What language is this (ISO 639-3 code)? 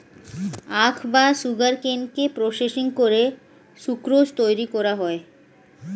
ben